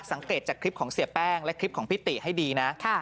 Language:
Thai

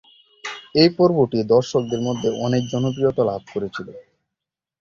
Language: Bangla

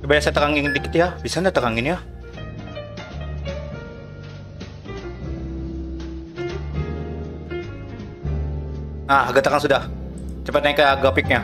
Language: Indonesian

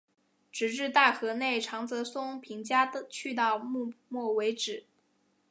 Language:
Chinese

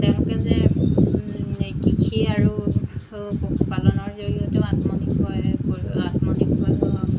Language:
Assamese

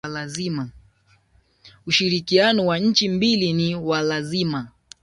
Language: Swahili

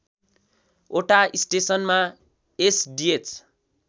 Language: Nepali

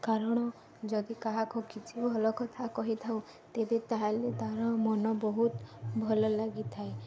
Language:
Odia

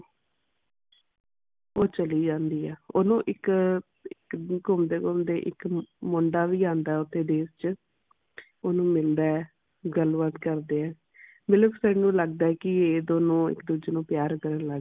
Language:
Punjabi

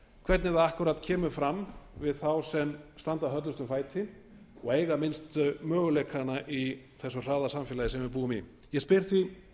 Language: Icelandic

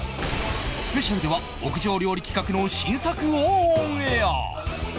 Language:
Japanese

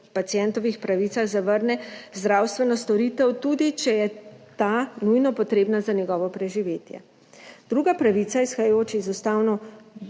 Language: Slovenian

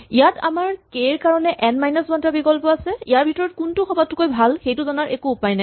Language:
Assamese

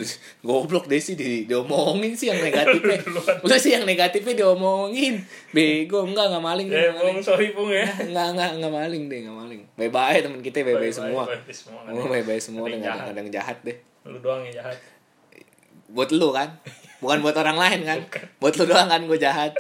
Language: Indonesian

